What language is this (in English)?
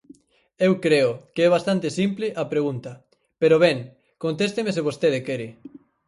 Galician